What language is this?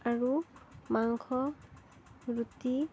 Assamese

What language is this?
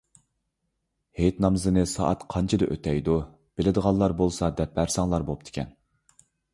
Uyghur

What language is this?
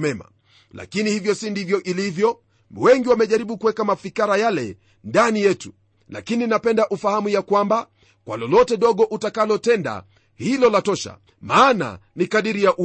Swahili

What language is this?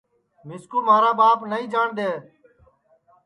Sansi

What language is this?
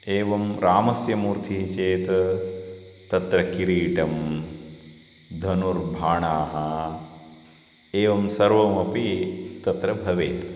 Sanskrit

